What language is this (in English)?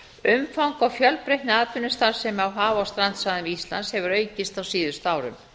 Icelandic